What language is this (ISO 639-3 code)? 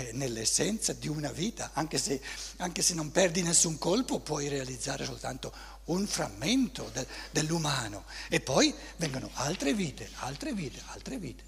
ita